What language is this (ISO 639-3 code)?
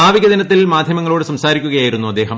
mal